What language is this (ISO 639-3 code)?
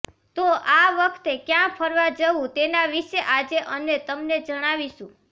guj